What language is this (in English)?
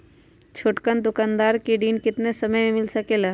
Magahi